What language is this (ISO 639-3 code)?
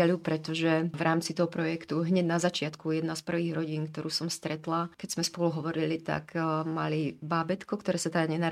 slk